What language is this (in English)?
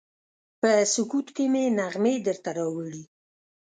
Pashto